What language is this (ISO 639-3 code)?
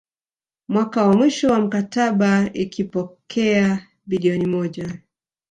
swa